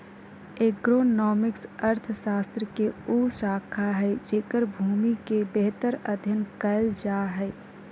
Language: Magahi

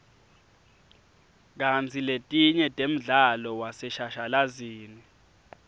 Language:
Swati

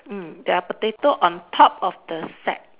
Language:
English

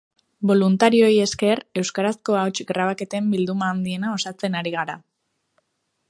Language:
Basque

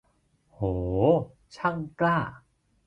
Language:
Thai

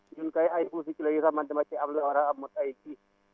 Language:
Wolof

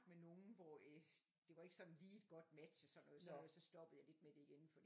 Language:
Danish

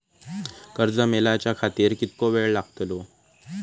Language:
Marathi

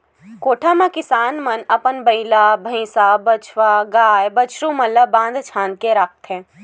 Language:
Chhattisgarhi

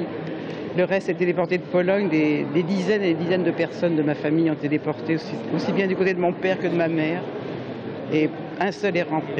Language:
French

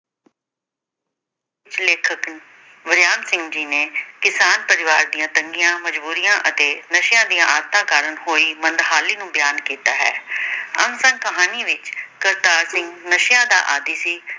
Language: Punjabi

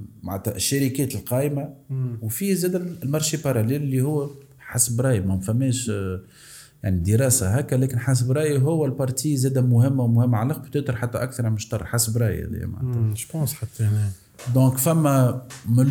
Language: Arabic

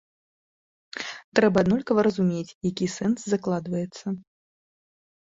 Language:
Belarusian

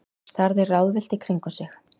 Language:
Icelandic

